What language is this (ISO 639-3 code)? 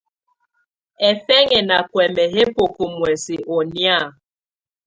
tvu